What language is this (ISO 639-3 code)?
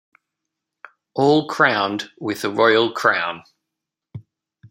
eng